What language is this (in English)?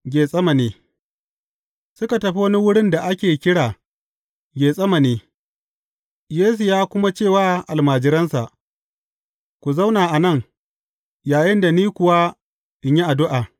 Hausa